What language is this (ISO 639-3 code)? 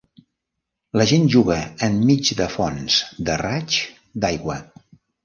cat